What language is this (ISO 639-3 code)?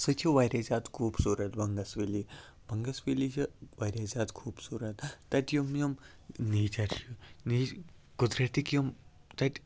kas